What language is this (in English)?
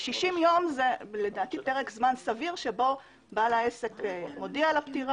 Hebrew